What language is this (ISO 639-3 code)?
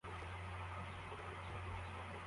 kin